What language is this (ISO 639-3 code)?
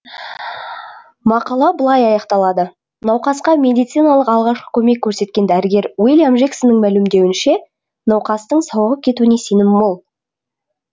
kaz